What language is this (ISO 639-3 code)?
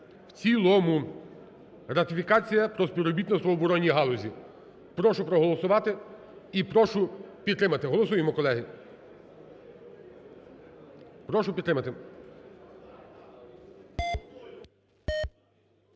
ukr